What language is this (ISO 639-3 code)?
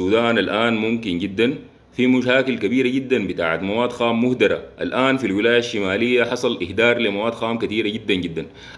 ara